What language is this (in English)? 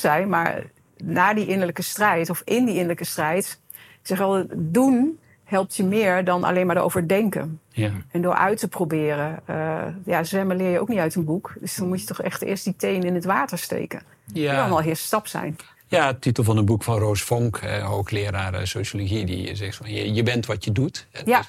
Dutch